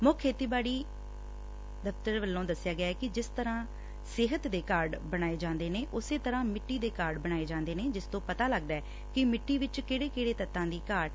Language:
Punjabi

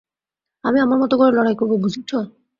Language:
Bangla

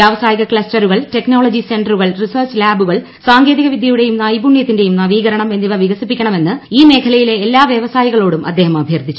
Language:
Malayalam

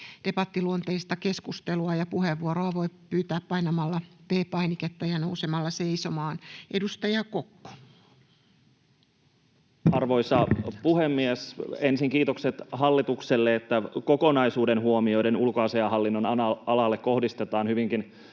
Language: Finnish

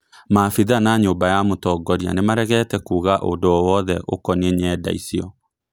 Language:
Kikuyu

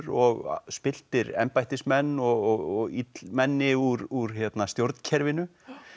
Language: Icelandic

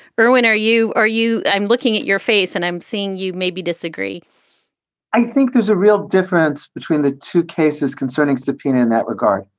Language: English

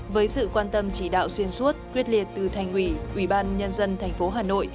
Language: Vietnamese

